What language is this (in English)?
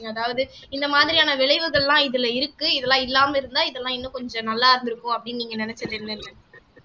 Tamil